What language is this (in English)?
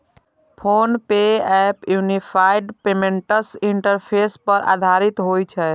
Maithili